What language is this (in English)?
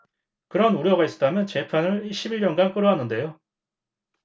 Korean